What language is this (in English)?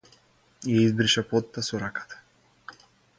Macedonian